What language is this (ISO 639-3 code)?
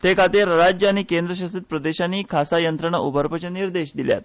kok